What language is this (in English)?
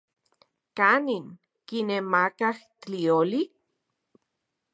Central Puebla Nahuatl